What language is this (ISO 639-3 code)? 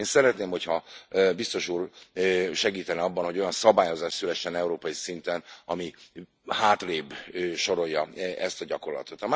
hun